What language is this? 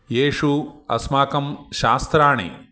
Sanskrit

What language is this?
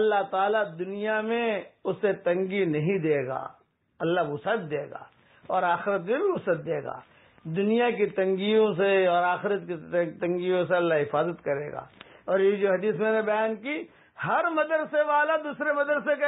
Arabic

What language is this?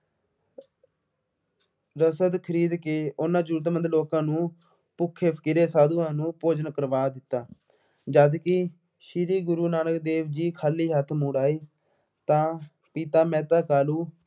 Punjabi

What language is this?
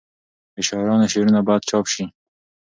Pashto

